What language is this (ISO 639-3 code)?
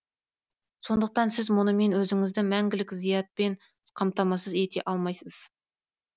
kaz